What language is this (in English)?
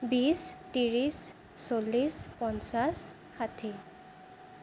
Assamese